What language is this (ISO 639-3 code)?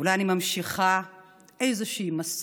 heb